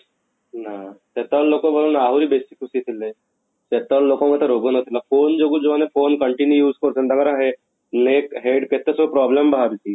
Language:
Odia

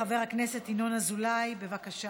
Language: Hebrew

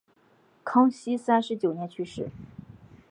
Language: Chinese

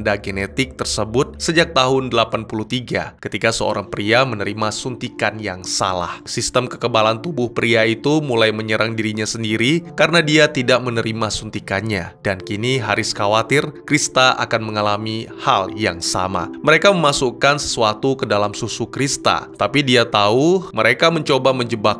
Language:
Indonesian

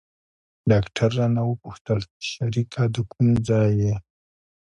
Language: Pashto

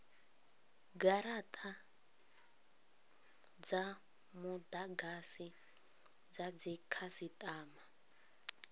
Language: Venda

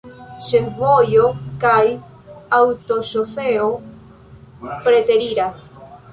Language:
Esperanto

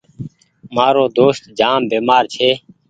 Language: Goaria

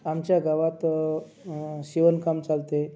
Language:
Marathi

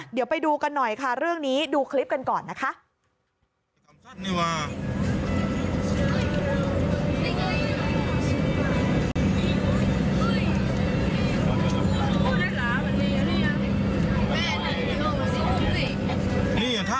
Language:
Thai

